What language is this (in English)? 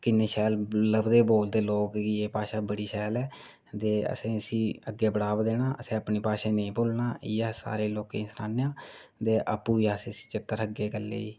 Dogri